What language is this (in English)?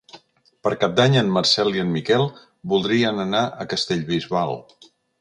Catalan